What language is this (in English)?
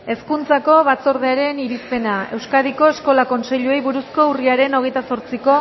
Basque